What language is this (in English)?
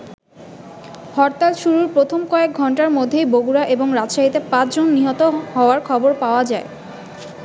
Bangla